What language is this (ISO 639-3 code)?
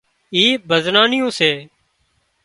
kxp